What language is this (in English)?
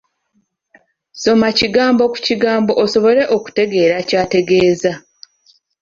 Ganda